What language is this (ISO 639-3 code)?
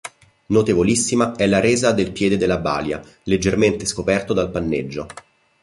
ita